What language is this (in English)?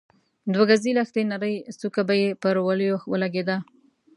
Pashto